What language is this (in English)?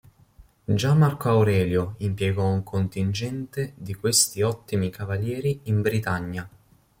Italian